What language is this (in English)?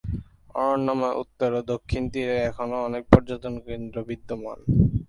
Bangla